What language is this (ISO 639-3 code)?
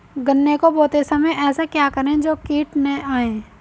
hin